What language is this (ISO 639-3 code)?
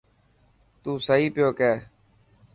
mki